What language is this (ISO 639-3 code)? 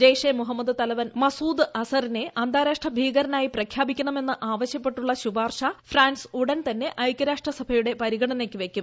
mal